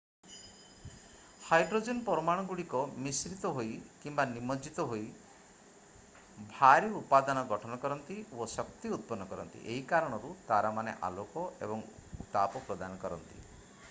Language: Odia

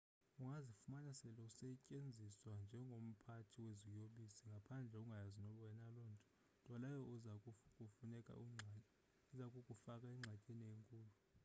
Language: Xhosa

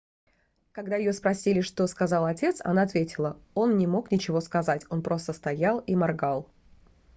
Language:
Russian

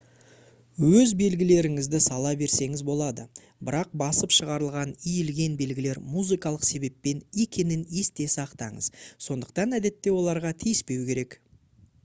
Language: Kazakh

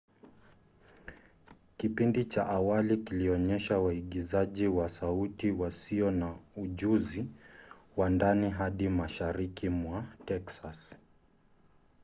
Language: Swahili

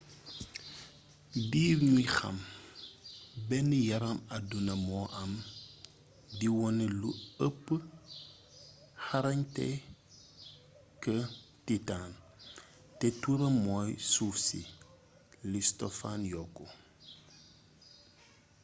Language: Wolof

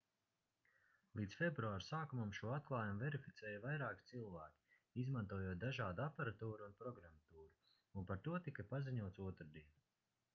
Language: Latvian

